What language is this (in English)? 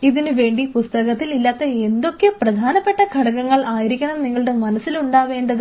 Malayalam